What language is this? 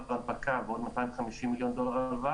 Hebrew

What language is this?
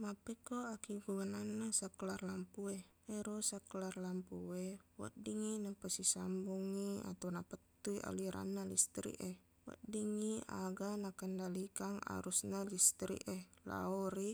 Buginese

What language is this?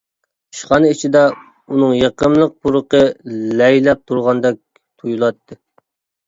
Uyghur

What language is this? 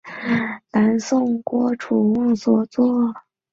Chinese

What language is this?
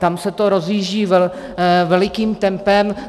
Czech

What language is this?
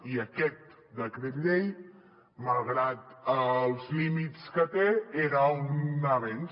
Catalan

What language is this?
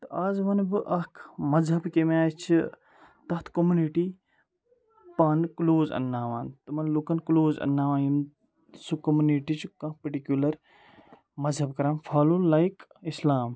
Kashmiri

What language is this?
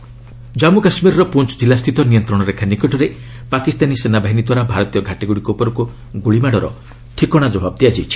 Odia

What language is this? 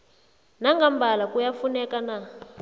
South Ndebele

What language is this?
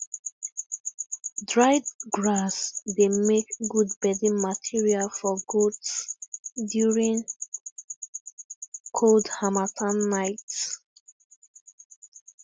Nigerian Pidgin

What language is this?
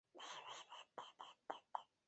Chinese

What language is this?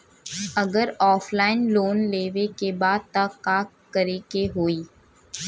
Bhojpuri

